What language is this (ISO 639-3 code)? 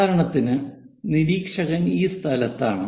mal